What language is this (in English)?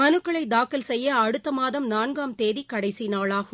Tamil